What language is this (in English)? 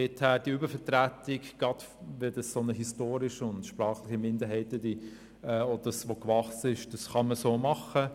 Swiss German